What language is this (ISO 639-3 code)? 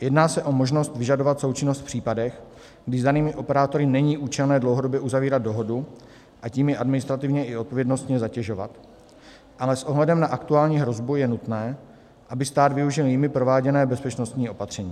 ces